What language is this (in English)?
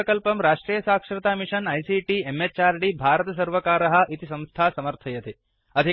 Sanskrit